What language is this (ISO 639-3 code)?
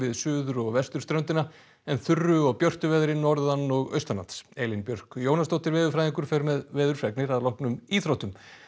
isl